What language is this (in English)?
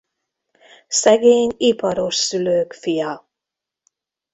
Hungarian